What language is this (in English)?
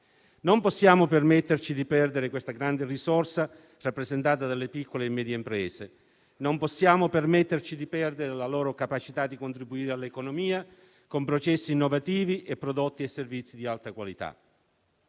Italian